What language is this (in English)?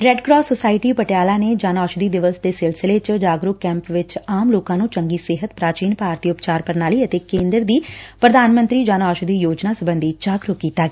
Punjabi